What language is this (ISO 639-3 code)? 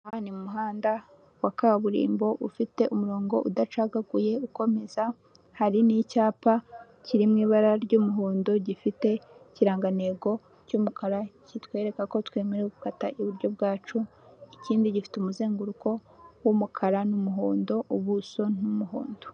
kin